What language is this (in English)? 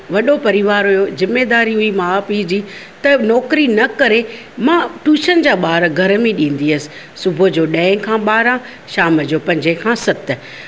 Sindhi